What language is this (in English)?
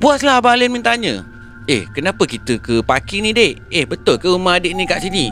Malay